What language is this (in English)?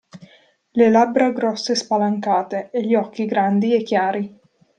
Italian